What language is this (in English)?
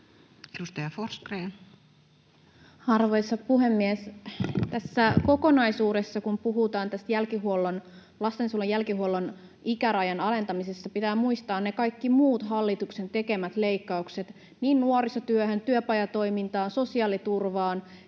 Finnish